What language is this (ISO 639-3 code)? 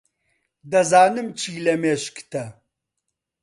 ckb